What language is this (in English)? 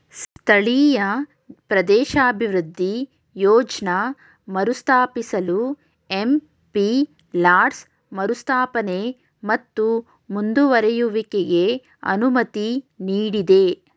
Kannada